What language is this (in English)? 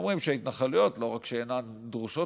Hebrew